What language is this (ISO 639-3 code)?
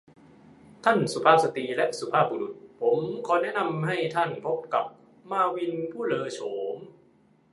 tha